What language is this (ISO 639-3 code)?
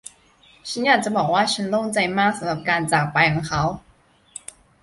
tha